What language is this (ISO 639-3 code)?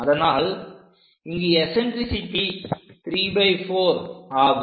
tam